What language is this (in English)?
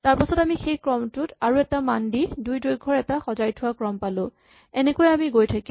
Assamese